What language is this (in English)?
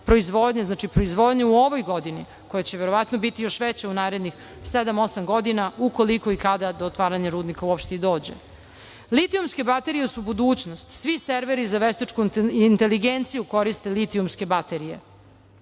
Serbian